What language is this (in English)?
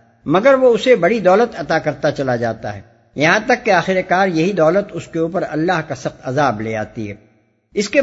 Urdu